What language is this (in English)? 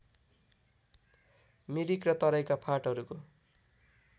Nepali